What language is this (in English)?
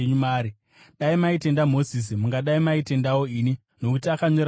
Shona